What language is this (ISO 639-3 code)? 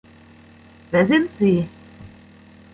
deu